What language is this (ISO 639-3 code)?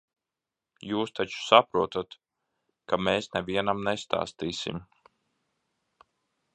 lav